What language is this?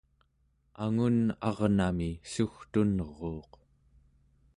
Central Yupik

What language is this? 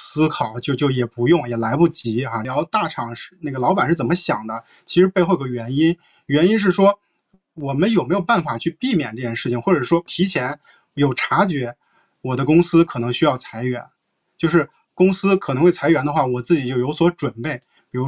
Chinese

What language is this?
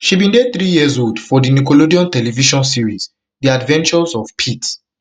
Nigerian Pidgin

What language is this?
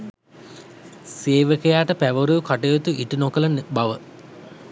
Sinhala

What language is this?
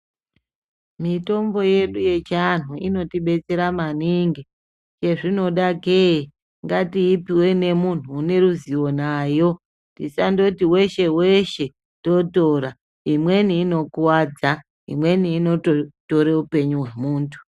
Ndau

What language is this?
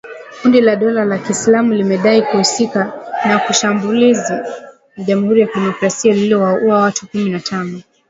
Swahili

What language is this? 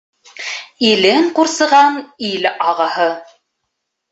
Bashkir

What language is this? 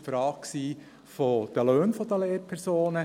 Swiss German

